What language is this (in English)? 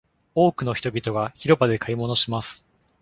Japanese